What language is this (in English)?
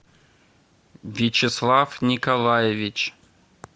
Russian